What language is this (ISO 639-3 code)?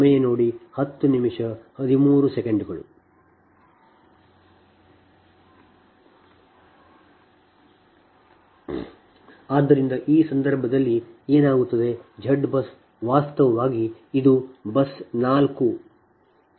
kan